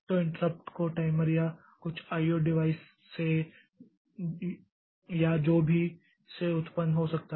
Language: Hindi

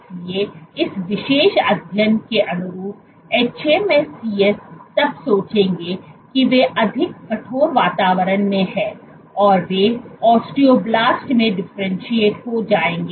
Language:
Hindi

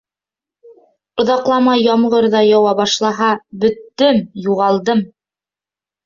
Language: Bashkir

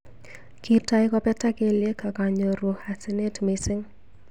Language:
Kalenjin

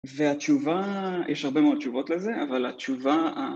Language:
Hebrew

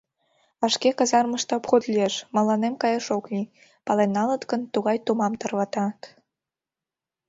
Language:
Mari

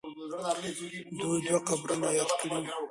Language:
Pashto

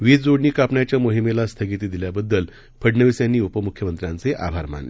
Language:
Marathi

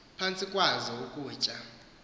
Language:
Xhosa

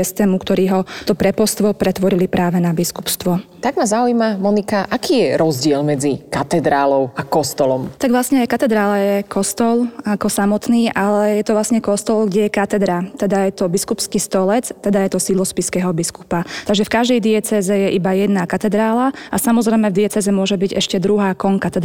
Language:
Slovak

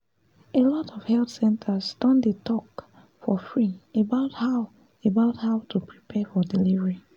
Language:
Nigerian Pidgin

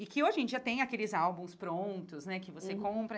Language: Portuguese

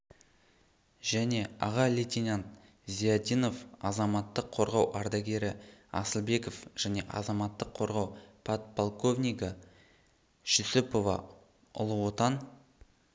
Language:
Kazakh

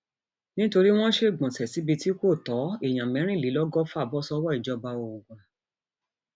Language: Yoruba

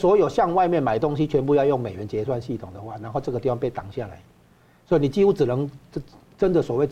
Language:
Chinese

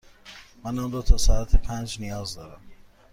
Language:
Persian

